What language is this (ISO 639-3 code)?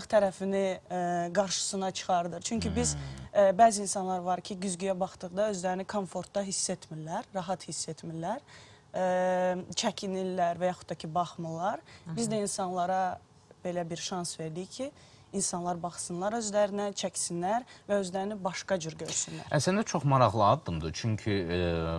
tur